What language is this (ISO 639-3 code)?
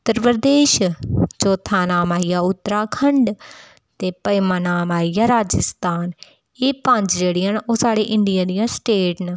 doi